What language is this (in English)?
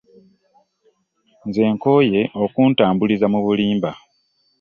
Ganda